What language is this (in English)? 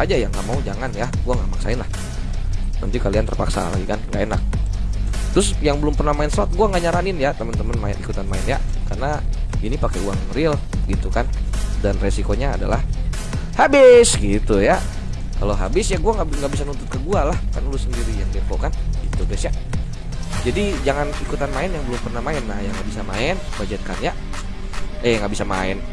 Indonesian